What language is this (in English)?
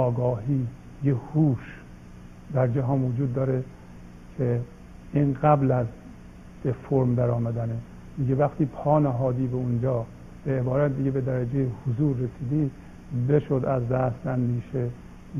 Persian